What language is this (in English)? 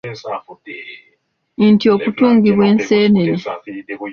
Ganda